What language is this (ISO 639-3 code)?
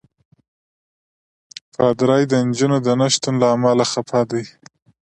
pus